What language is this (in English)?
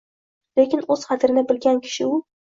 Uzbek